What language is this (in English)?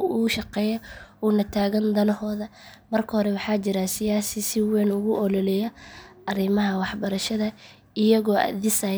Somali